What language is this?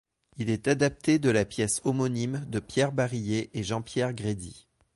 French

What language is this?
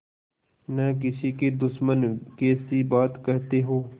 Hindi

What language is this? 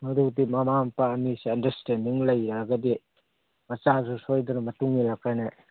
Manipuri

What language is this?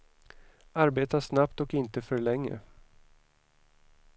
Swedish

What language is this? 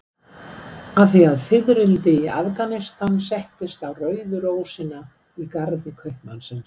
Icelandic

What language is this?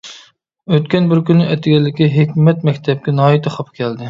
Uyghur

